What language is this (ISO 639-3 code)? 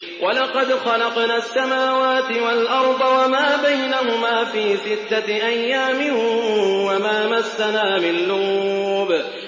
ara